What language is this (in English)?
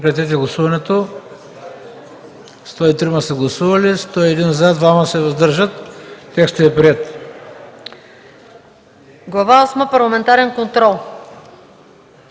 Bulgarian